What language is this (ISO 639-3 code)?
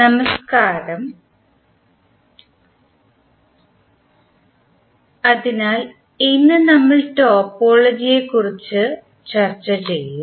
mal